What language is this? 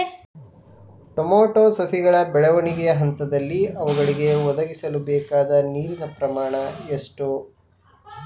Kannada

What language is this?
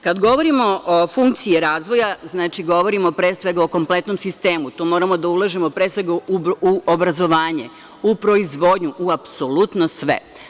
Serbian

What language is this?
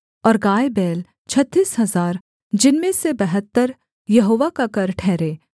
Hindi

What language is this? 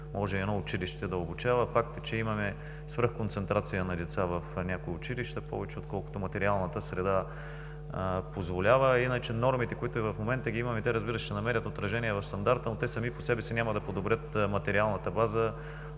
Bulgarian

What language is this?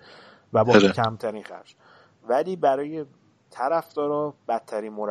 Persian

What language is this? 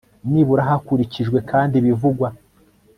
Kinyarwanda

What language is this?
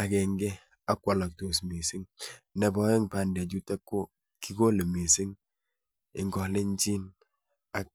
Kalenjin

